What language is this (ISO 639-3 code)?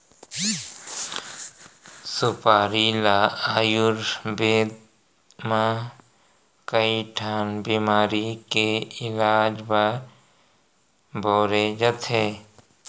hne